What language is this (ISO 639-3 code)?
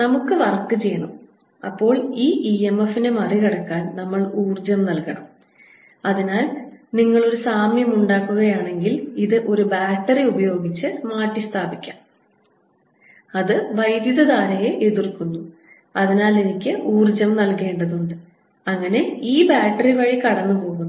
mal